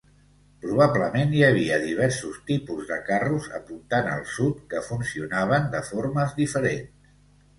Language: Catalan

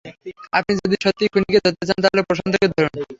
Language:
Bangla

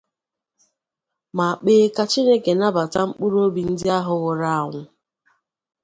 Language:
Igbo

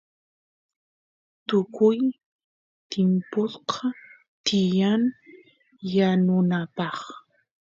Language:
Santiago del Estero Quichua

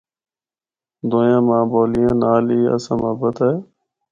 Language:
Northern Hindko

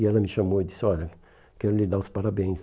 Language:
Portuguese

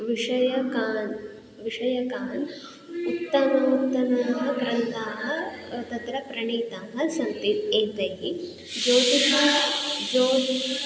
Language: Sanskrit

